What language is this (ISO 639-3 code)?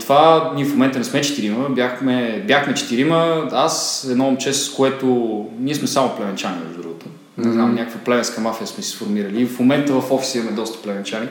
bul